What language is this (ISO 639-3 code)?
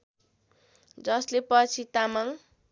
nep